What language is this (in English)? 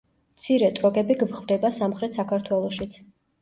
Georgian